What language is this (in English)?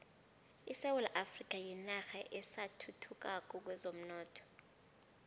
South Ndebele